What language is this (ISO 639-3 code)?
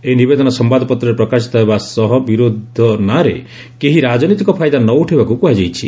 ori